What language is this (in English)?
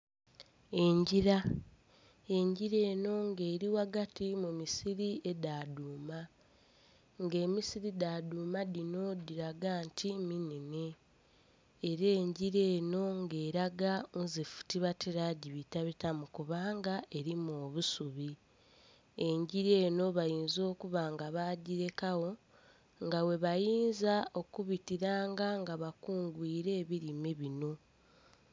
Soga